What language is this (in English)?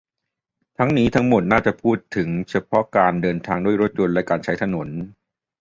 Thai